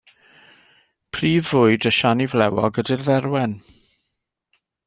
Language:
Welsh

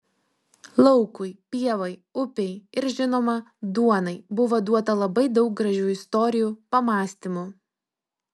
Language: Lithuanian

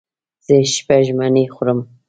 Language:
Pashto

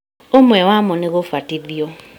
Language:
Kikuyu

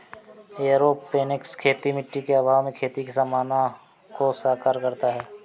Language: Hindi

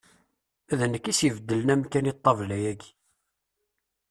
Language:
Kabyle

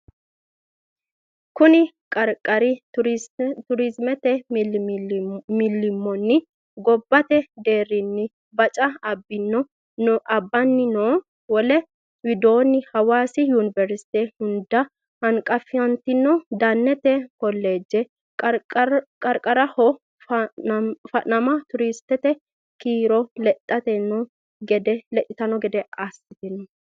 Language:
Sidamo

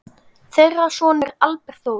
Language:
Icelandic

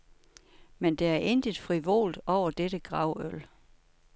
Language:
Danish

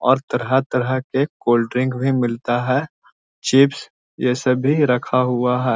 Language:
Magahi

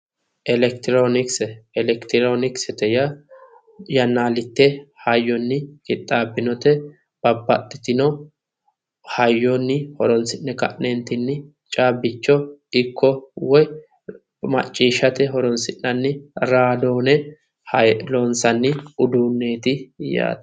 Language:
Sidamo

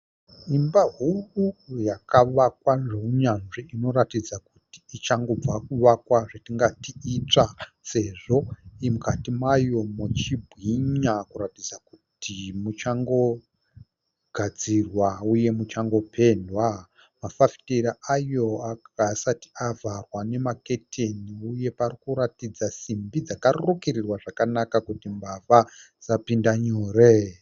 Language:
Shona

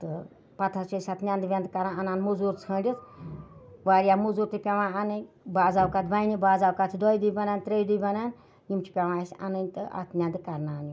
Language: Kashmiri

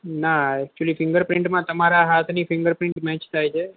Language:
Gujarati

